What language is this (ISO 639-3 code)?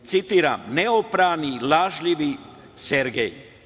srp